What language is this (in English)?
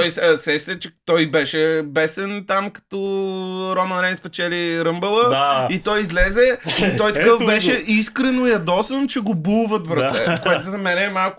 Bulgarian